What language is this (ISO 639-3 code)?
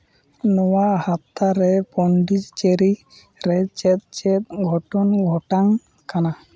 sat